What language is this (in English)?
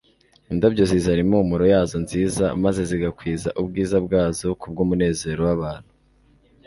Kinyarwanda